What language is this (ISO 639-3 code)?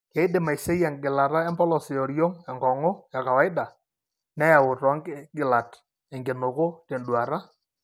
mas